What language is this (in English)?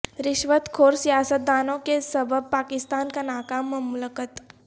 Urdu